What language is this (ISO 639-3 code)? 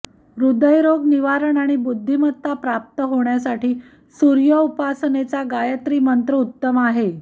mar